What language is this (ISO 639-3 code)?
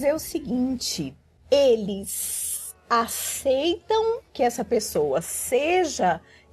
por